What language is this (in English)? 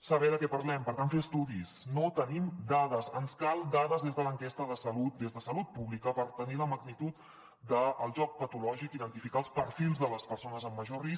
Catalan